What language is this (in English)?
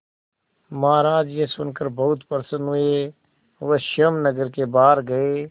Hindi